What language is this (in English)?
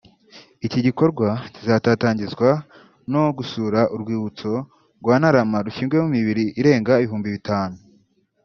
Kinyarwanda